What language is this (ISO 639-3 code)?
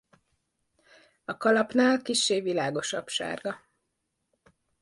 hun